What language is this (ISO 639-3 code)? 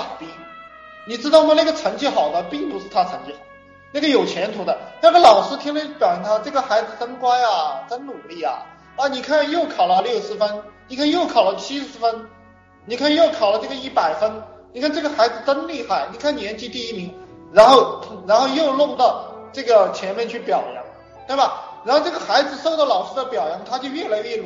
zho